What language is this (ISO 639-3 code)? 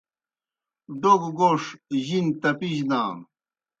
plk